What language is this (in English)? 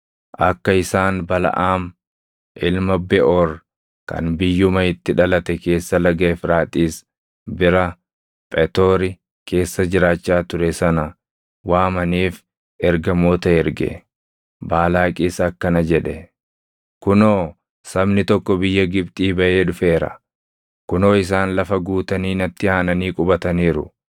Oromo